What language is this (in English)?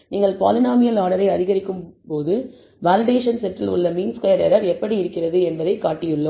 Tamil